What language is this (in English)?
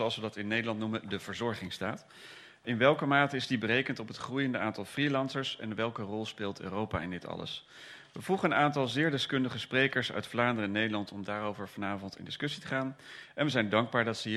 Dutch